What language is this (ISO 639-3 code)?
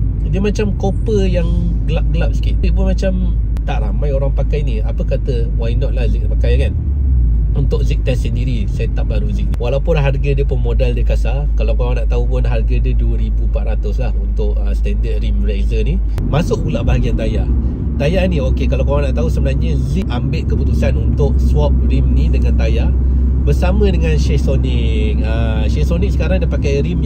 msa